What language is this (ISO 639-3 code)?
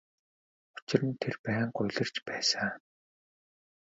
mon